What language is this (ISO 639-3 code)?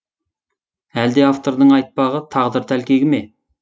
kaz